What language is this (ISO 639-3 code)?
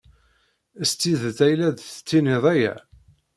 kab